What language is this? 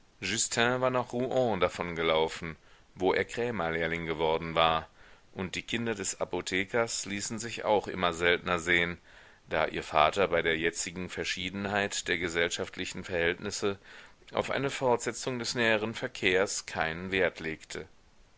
German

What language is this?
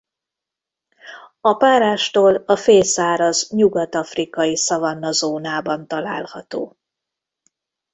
Hungarian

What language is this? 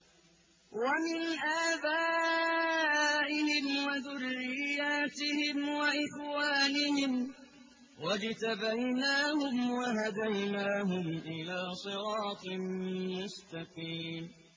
Arabic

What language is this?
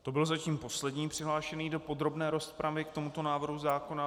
Czech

